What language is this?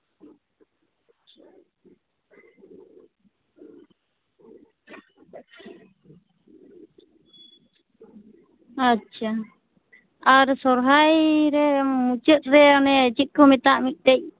Santali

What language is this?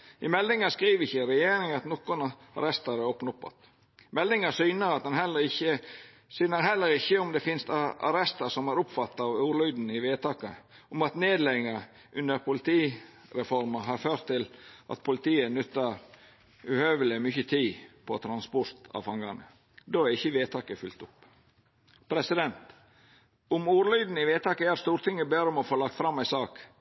Norwegian Nynorsk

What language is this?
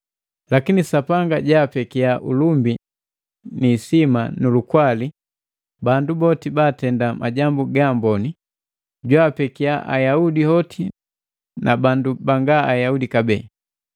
Matengo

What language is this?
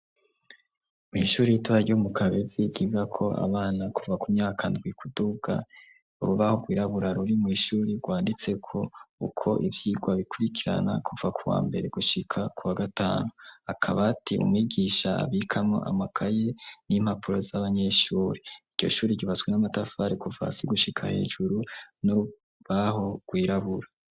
Rundi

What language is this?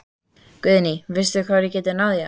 Icelandic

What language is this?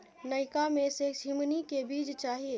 Maithili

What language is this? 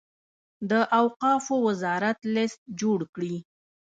Pashto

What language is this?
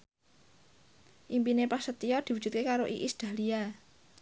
Javanese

